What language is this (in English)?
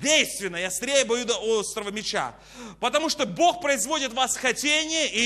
Russian